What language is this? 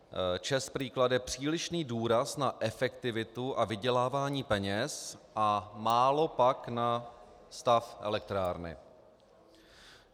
Czech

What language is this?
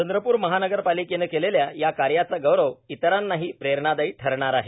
Marathi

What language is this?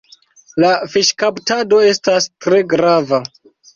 Esperanto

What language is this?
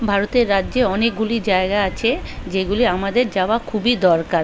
Bangla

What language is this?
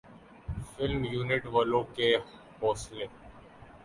Urdu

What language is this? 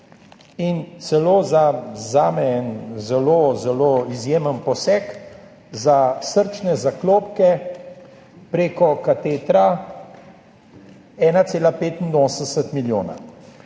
Slovenian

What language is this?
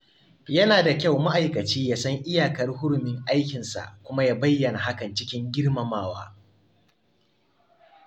Hausa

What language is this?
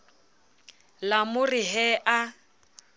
Southern Sotho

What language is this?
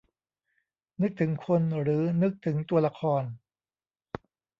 Thai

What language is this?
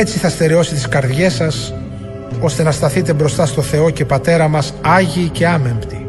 Greek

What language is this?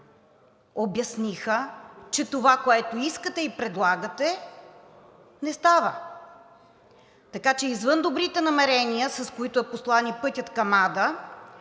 Bulgarian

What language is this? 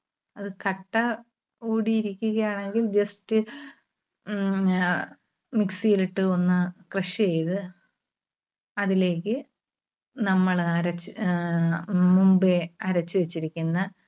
Malayalam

